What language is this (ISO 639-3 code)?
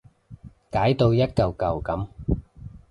yue